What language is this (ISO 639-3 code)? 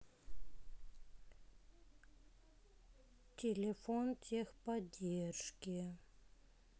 rus